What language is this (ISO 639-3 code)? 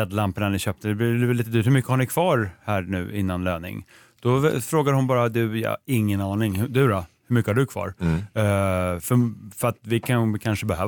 swe